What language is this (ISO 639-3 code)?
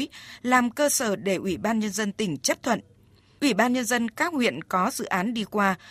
vie